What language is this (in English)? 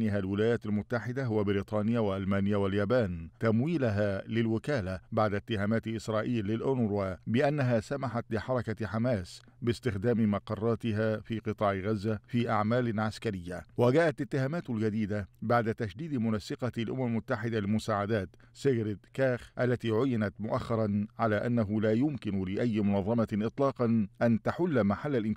Arabic